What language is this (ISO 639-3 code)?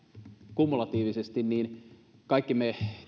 fin